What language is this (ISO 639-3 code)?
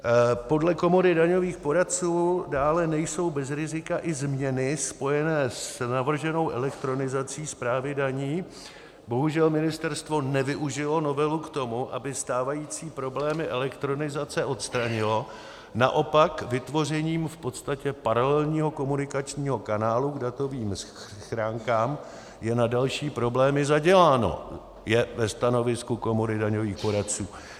ces